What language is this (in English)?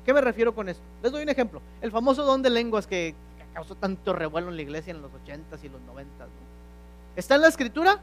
Spanish